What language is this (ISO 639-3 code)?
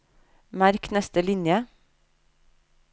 nor